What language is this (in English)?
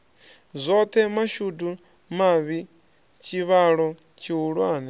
Venda